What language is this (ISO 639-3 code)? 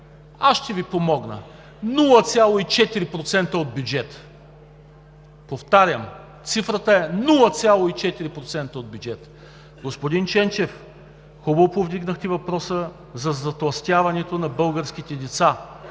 bul